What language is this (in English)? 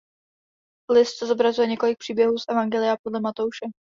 Czech